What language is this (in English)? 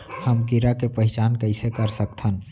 Chhattisgarhi